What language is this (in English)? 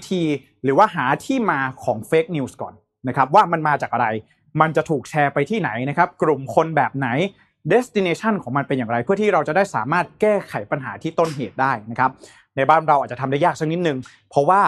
Thai